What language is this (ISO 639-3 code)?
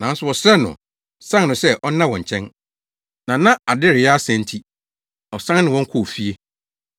aka